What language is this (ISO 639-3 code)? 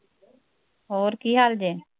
pan